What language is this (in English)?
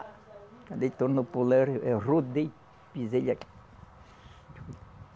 Portuguese